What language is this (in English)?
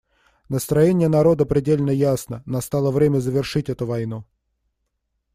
Russian